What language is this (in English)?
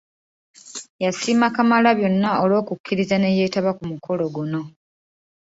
Ganda